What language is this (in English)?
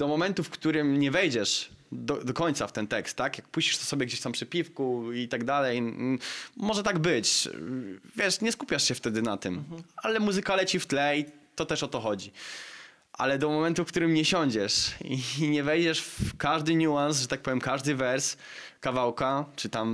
Polish